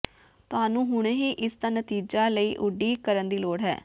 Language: Punjabi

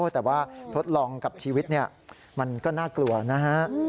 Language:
Thai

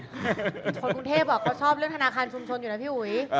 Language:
Thai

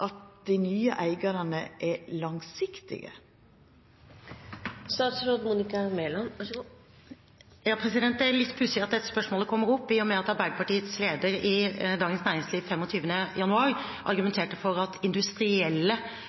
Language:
Norwegian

